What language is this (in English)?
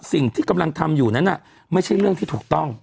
Thai